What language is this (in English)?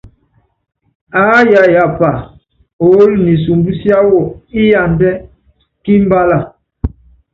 Yangben